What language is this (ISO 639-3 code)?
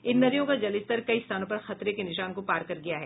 hin